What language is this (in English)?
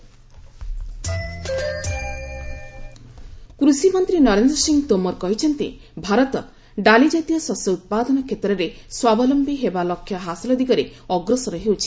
Odia